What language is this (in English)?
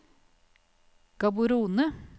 Norwegian